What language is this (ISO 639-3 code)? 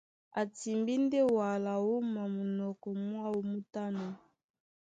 dua